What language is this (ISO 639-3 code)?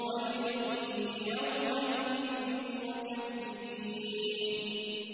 ara